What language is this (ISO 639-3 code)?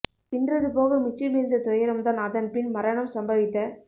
tam